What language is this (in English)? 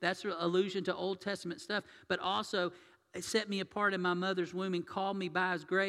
English